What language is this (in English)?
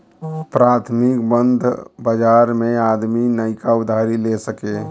Bhojpuri